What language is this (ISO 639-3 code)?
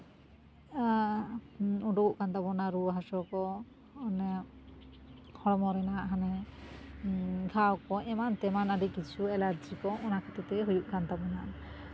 sat